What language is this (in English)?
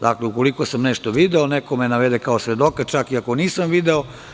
Serbian